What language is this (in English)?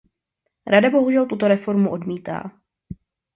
Czech